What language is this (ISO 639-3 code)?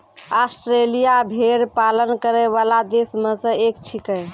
mai